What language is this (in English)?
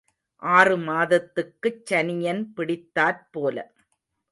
Tamil